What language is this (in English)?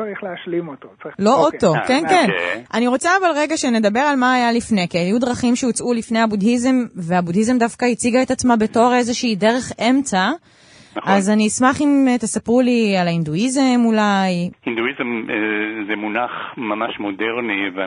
Hebrew